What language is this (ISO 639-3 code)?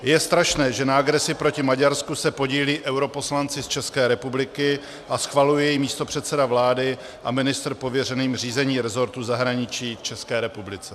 ces